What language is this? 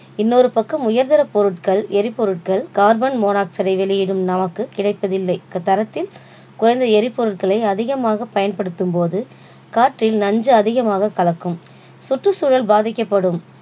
Tamil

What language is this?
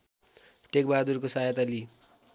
Nepali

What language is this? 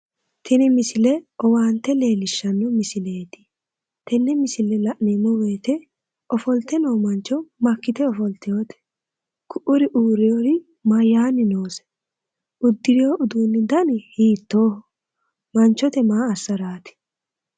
Sidamo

